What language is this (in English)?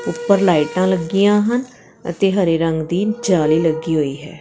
Punjabi